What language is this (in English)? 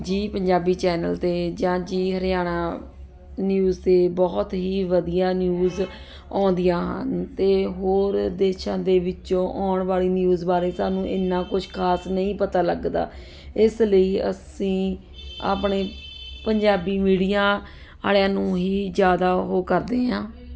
Punjabi